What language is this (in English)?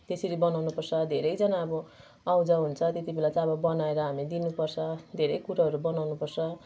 Nepali